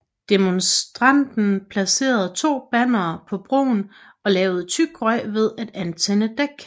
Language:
Danish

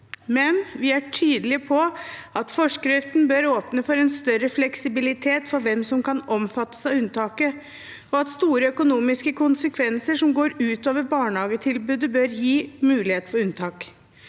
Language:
Norwegian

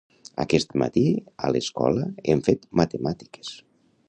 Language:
Catalan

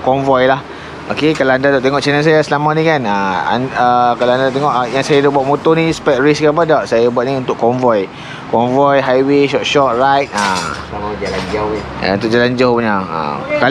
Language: Malay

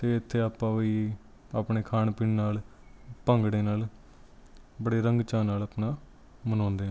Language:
Punjabi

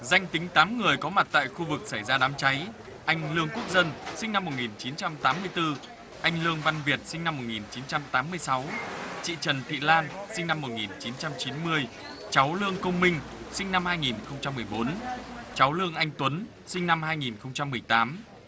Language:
Vietnamese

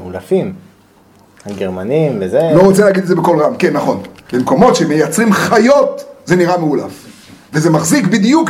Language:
Hebrew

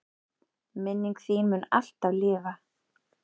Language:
Icelandic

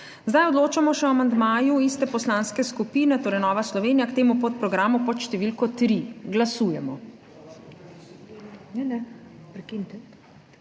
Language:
Slovenian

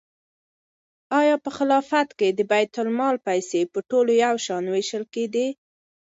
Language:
Pashto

